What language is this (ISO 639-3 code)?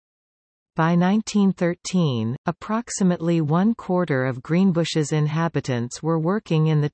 eng